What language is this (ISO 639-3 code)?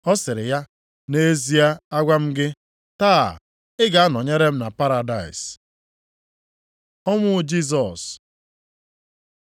ibo